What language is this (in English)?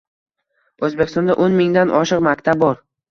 Uzbek